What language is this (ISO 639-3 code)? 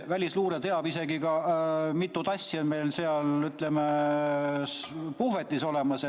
est